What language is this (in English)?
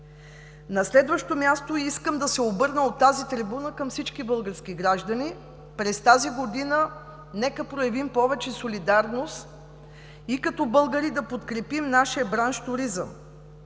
Bulgarian